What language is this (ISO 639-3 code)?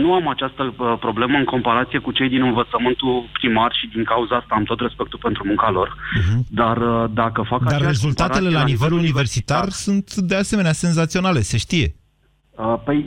ron